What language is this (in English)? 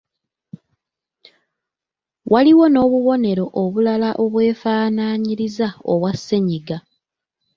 Ganda